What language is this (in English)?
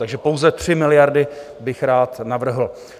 Czech